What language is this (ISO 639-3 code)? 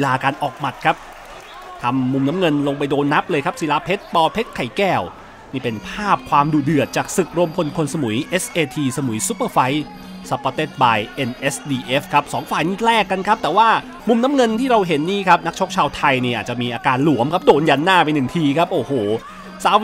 tha